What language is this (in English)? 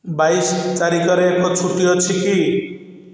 Odia